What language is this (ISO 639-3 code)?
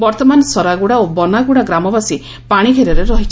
ori